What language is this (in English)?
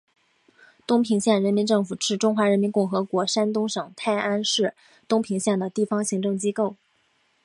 Chinese